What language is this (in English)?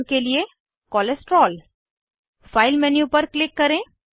Hindi